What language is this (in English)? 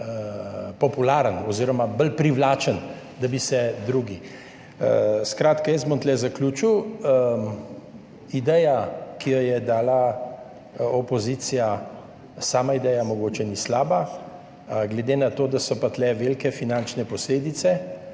Slovenian